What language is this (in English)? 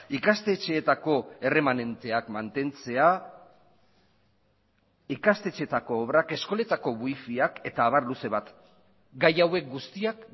Basque